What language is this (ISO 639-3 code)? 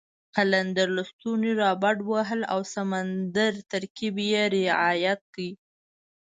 pus